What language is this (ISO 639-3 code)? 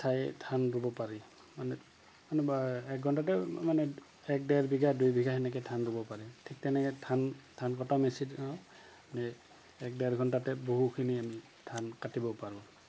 asm